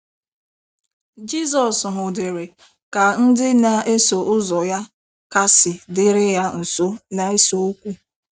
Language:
Igbo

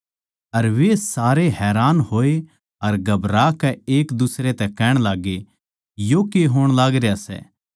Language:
Haryanvi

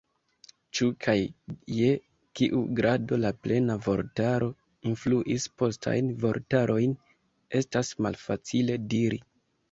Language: Esperanto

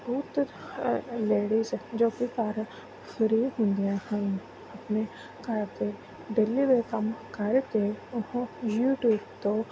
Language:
Punjabi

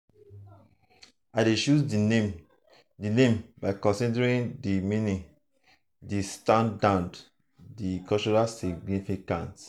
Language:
Nigerian Pidgin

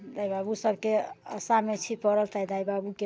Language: Maithili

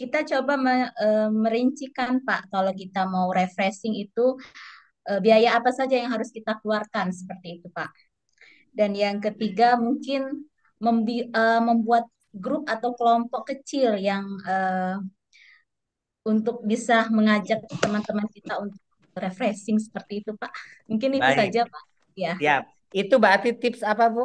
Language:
Indonesian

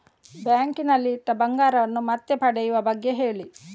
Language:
Kannada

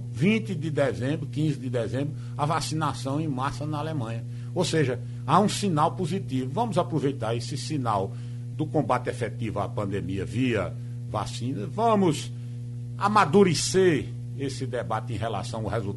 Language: Portuguese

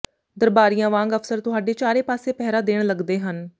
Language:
Punjabi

